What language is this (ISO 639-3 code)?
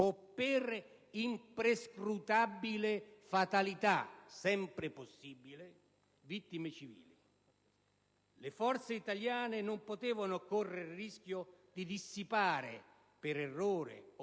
ita